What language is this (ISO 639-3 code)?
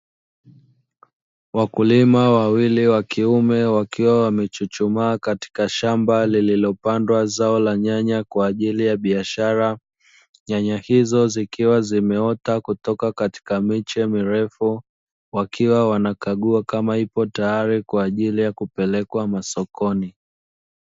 swa